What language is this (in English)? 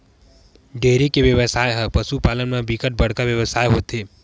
Chhattisgarhi